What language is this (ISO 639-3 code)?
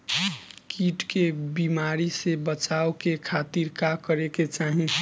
bho